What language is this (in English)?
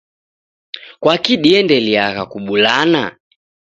Taita